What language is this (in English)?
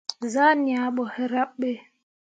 Mundang